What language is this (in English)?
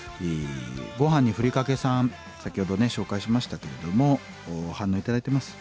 Japanese